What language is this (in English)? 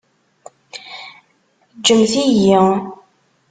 Kabyle